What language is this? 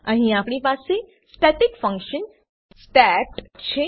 Gujarati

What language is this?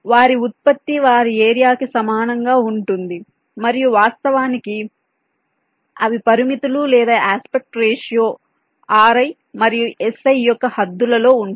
Telugu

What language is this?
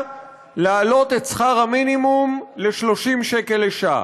Hebrew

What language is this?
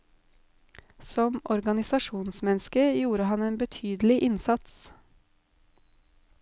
Norwegian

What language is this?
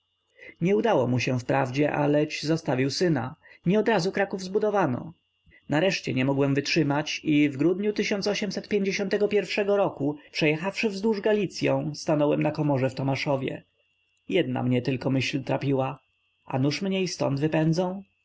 Polish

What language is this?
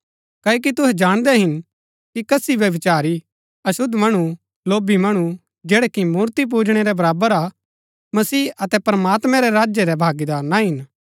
Gaddi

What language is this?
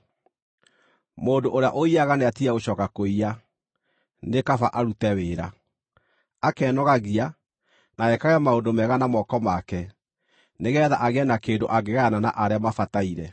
Kikuyu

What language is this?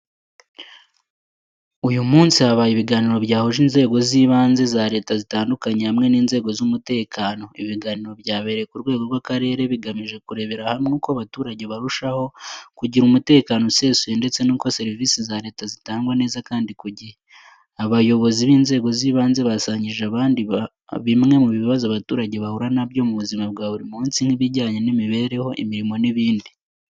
Kinyarwanda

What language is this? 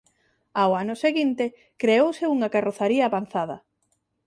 Galician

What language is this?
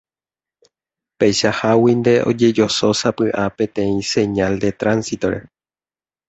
Guarani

